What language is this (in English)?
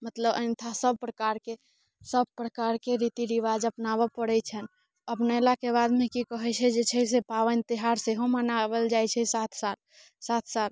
Maithili